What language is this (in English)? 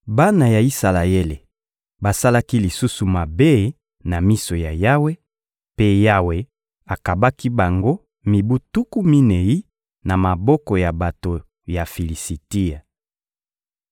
Lingala